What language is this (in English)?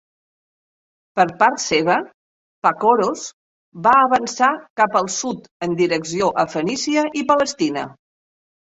Catalan